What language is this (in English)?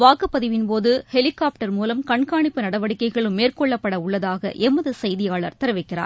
Tamil